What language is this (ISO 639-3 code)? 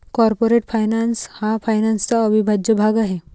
mar